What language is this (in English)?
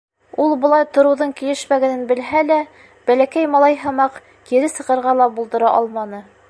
Bashkir